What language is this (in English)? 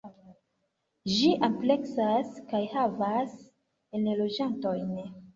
Esperanto